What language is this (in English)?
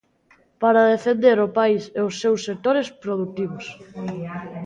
Galician